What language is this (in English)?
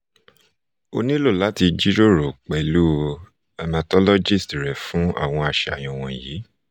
Yoruba